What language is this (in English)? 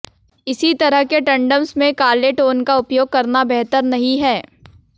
Hindi